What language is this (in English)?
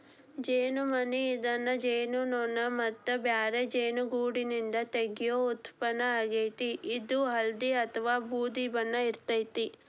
Kannada